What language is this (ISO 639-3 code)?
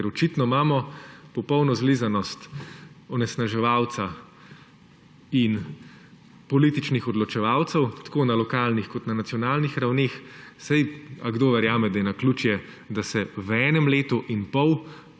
slv